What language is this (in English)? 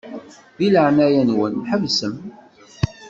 Kabyle